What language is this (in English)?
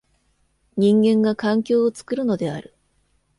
Japanese